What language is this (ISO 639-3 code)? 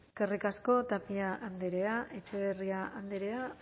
eus